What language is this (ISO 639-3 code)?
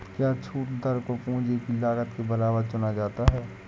hin